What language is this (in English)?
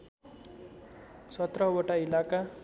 Nepali